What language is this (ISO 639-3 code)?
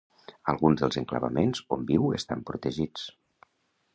cat